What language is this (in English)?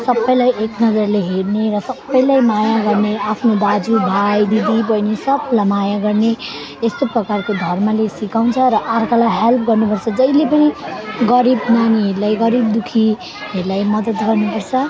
Nepali